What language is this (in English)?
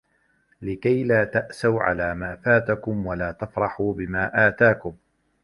Arabic